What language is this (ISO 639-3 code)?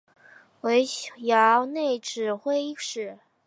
zho